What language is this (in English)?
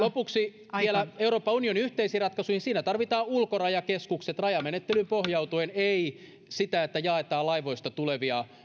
Finnish